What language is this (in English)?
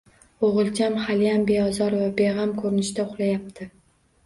Uzbek